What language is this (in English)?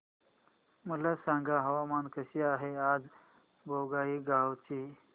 Marathi